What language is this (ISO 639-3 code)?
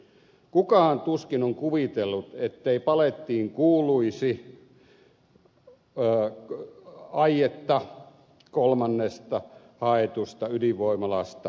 fin